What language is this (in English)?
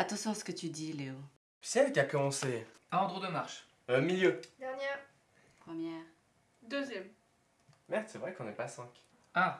French